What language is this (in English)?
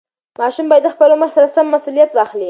Pashto